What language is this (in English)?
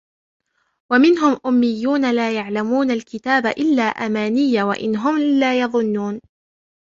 Arabic